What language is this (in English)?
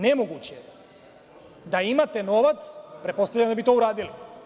Serbian